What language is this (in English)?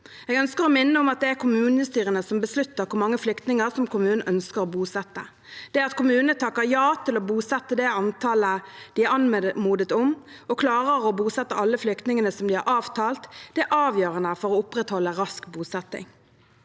Norwegian